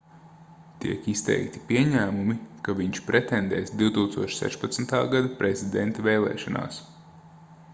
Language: Latvian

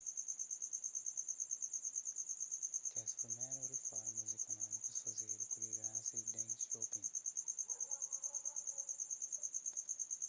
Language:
Kabuverdianu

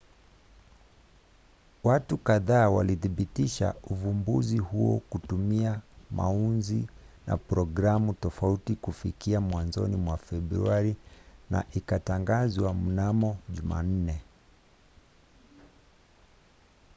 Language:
Swahili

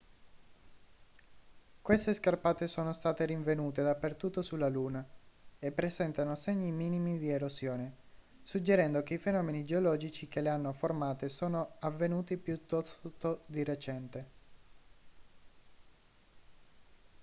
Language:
Italian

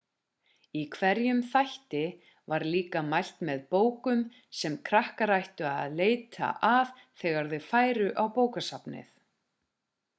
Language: Icelandic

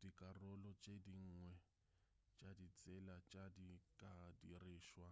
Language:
Northern Sotho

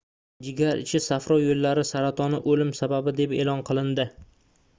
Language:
Uzbek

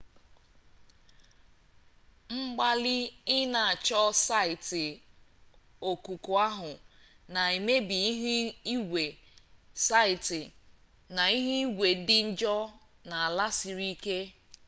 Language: Igbo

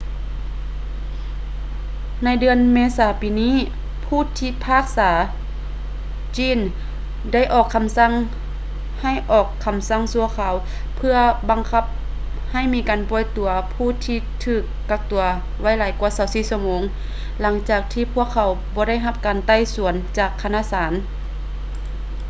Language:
Lao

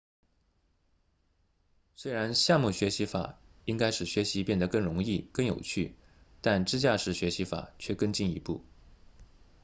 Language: Chinese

